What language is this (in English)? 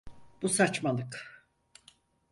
Turkish